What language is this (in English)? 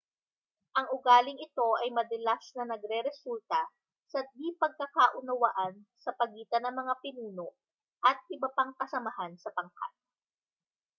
Filipino